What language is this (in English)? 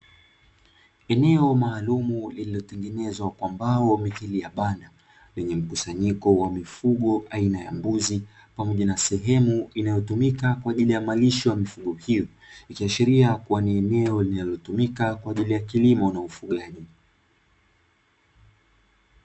Swahili